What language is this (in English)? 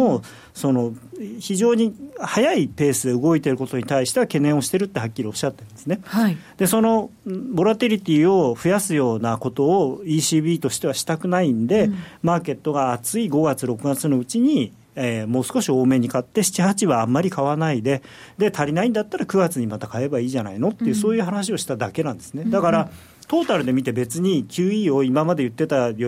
Japanese